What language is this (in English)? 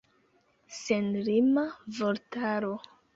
Esperanto